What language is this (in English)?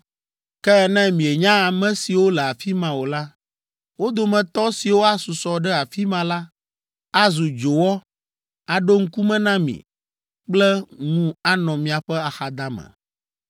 Ewe